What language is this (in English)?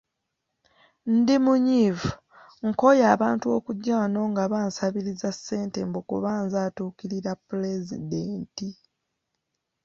Ganda